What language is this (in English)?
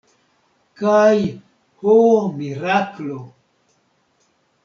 Esperanto